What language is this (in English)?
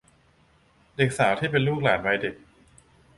Thai